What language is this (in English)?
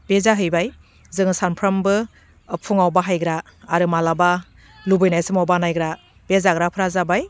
Bodo